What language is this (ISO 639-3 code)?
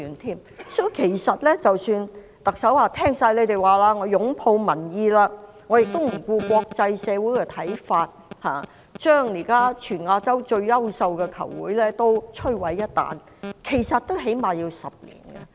yue